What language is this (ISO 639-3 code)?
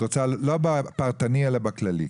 heb